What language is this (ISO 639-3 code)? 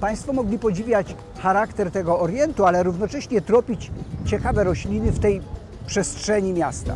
pol